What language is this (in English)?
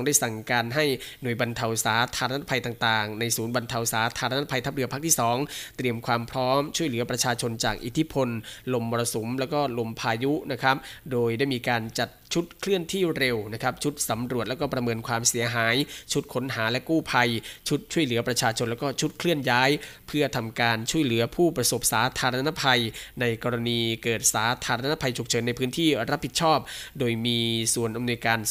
Thai